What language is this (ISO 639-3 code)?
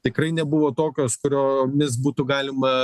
lit